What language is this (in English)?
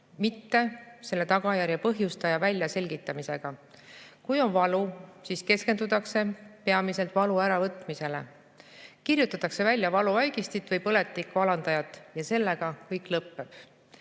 Estonian